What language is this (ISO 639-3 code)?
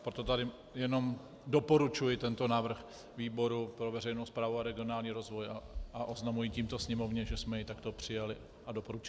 ces